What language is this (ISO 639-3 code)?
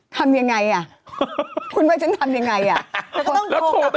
tha